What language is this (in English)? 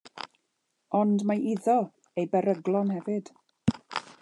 Welsh